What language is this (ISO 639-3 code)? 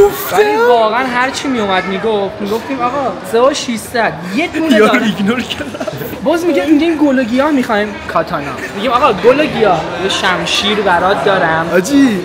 fas